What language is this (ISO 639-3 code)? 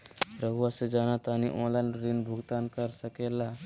mag